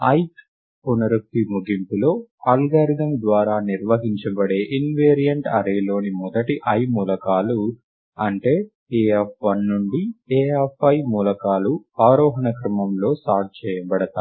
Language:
Telugu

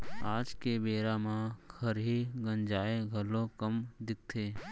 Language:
Chhattisgarhi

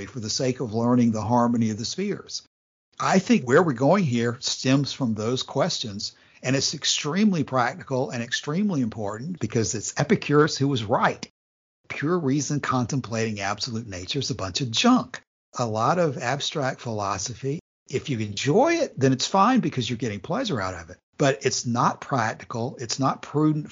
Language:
English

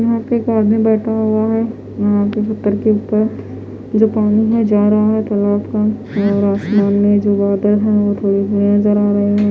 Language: Hindi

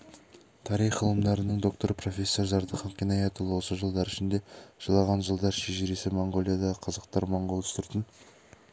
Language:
Kazakh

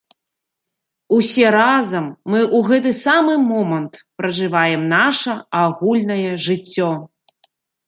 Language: Belarusian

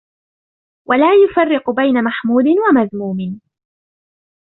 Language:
Arabic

